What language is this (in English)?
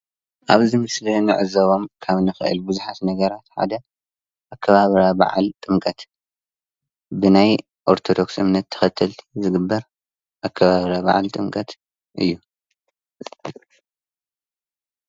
Tigrinya